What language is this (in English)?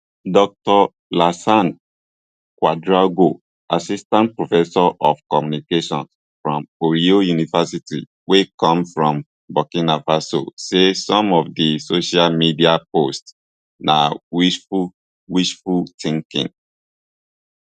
Nigerian Pidgin